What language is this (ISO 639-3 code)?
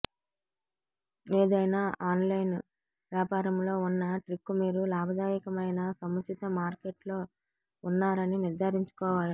tel